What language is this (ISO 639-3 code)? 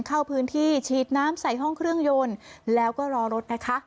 tha